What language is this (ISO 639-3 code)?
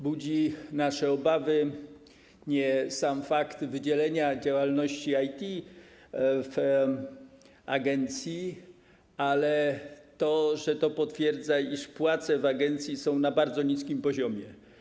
pol